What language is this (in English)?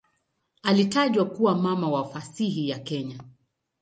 Swahili